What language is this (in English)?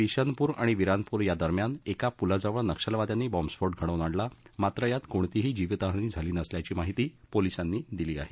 Marathi